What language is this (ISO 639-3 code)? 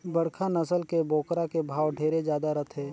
hne